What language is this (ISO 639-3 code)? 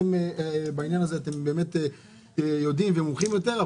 heb